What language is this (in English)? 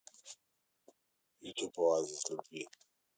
Russian